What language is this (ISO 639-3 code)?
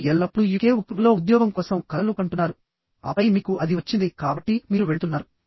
tel